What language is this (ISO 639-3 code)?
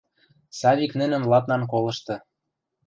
mrj